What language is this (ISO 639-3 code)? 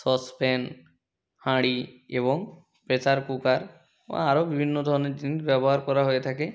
ben